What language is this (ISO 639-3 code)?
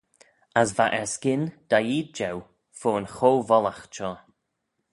glv